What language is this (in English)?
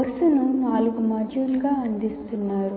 Telugu